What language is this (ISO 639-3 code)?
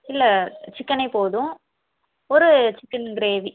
tam